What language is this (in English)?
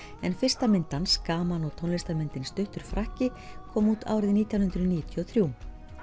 Icelandic